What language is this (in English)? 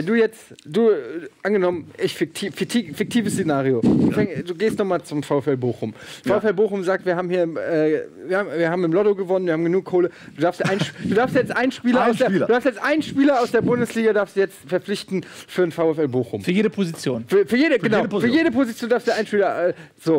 German